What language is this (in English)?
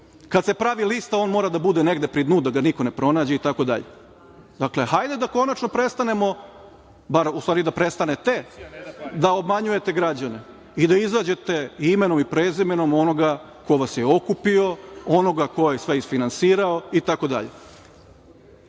Serbian